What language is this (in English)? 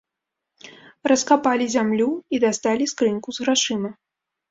Belarusian